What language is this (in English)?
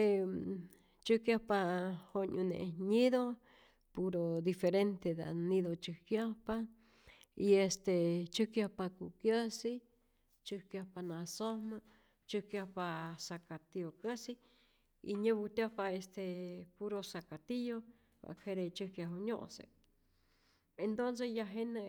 Rayón Zoque